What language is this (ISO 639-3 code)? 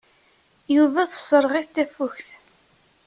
kab